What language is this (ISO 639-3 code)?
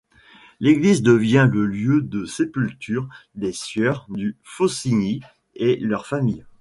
fra